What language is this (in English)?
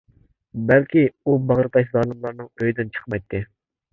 Uyghur